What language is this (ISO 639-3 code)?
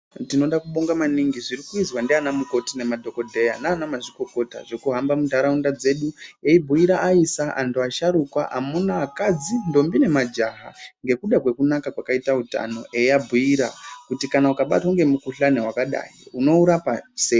ndc